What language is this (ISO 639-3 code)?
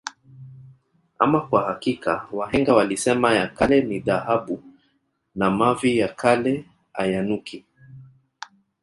swa